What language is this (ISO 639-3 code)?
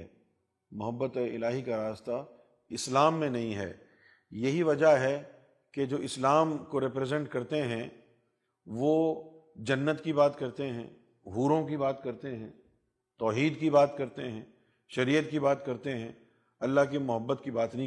urd